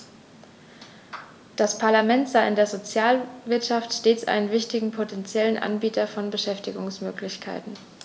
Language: German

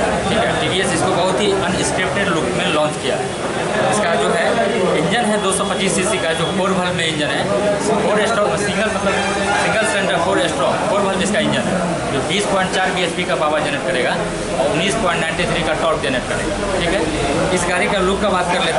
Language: Hindi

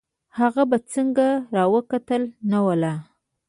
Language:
Pashto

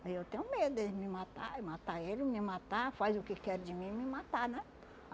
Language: Portuguese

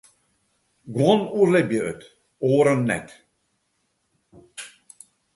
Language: Western Frisian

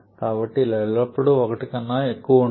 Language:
Telugu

